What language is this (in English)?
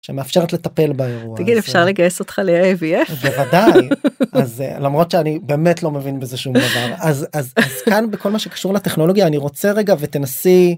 Hebrew